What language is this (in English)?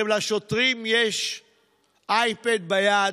Hebrew